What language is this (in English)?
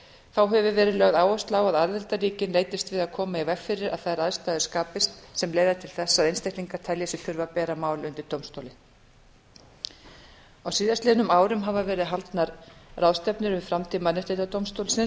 Icelandic